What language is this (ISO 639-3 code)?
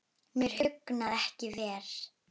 isl